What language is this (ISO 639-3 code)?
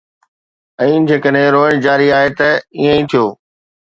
snd